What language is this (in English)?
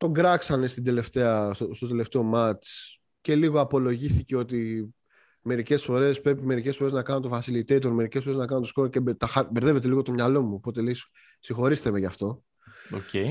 Greek